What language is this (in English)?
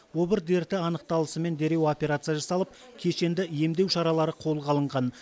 Kazakh